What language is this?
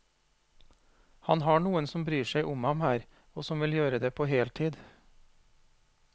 Norwegian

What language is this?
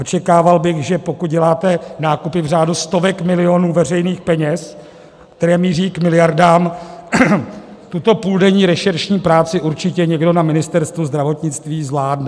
Czech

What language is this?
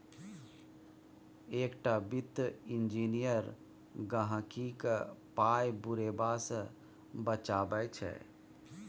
Maithili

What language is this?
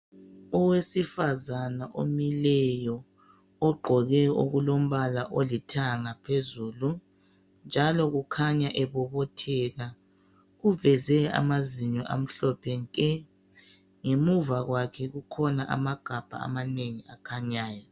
North Ndebele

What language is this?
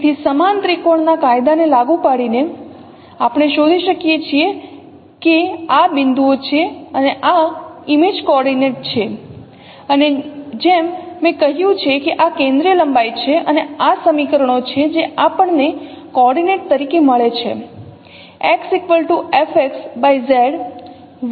Gujarati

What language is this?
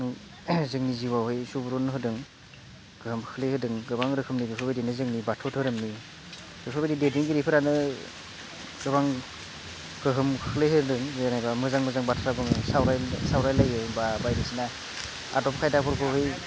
Bodo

